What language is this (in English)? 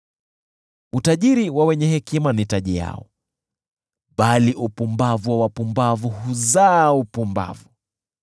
Swahili